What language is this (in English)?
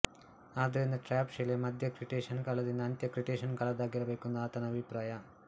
Kannada